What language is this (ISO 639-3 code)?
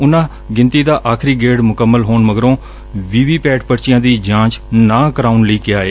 pan